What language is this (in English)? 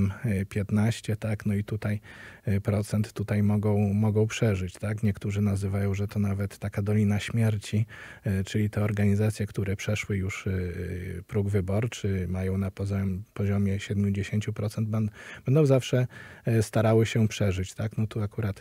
Polish